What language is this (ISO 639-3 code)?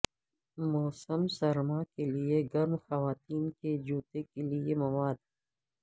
urd